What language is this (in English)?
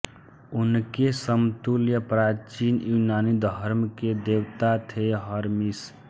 Hindi